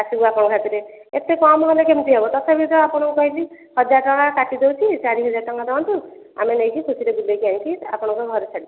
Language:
Odia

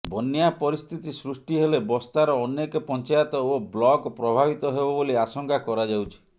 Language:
Odia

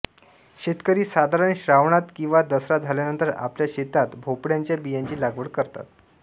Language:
Marathi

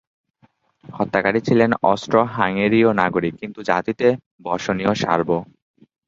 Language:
Bangla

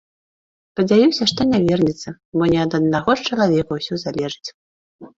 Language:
Belarusian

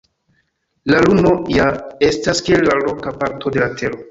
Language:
Esperanto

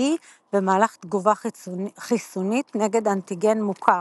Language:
Hebrew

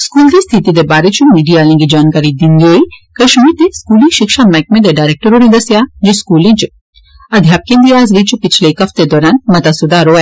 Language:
Dogri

